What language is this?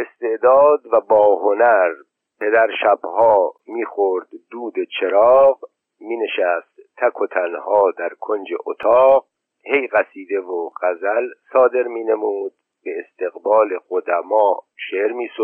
Persian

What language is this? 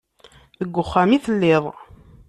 Kabyle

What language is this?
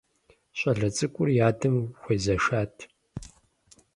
Kabardian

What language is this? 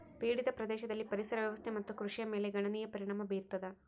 Kannada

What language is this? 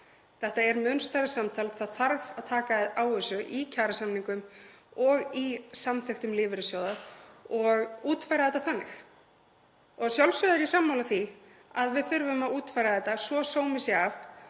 Icelandic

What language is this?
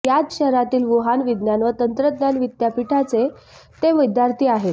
Marathi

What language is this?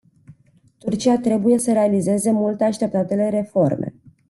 Romanian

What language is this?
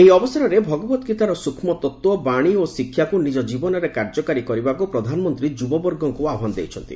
Odia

